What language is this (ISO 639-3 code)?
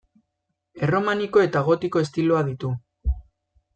eus